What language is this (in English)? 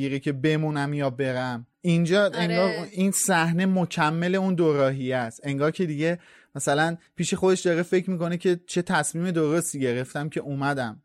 Persian